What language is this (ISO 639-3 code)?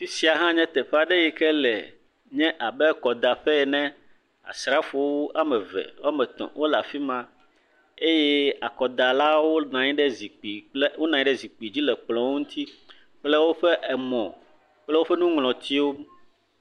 ewe